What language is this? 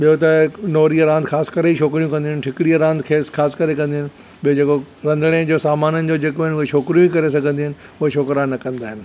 Sindhi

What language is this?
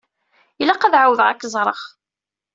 Kabyle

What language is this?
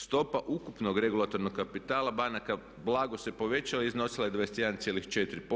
Croatian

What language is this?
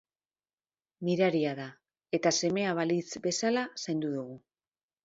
Basque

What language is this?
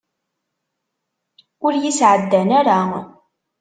Kabyle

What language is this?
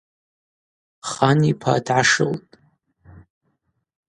Abaza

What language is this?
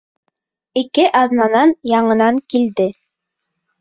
Bashkir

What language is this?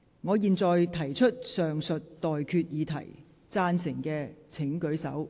Cantonese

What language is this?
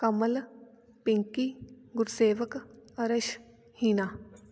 Punjabi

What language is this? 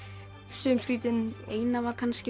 Icelandic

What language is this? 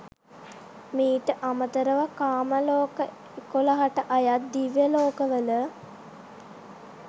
Sinhala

